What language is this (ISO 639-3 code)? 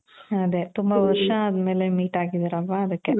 kan